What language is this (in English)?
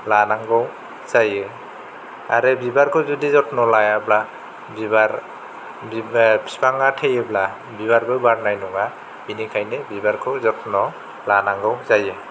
Bodo